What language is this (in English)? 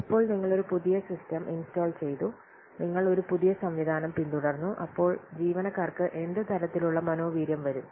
Malayalam